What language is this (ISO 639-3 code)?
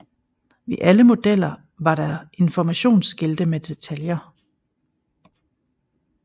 dan